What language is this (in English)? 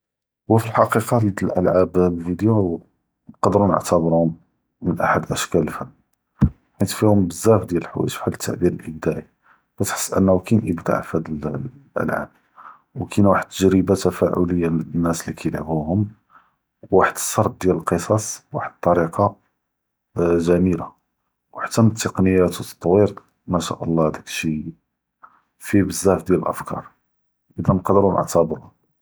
Judeo-Arabic